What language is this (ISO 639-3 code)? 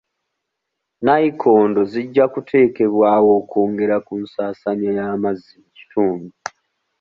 lug